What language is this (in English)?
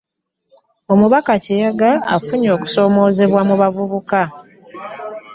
Ganda